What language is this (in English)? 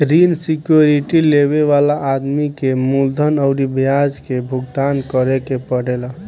Bhojpuri